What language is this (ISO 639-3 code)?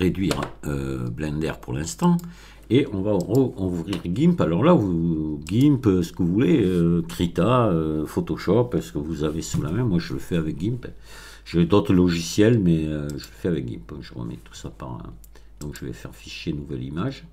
fra